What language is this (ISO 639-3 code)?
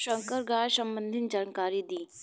bho